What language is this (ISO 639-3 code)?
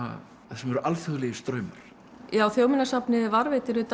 isl